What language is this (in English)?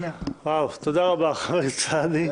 Hebrew